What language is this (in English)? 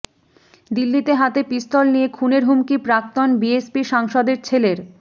Bangla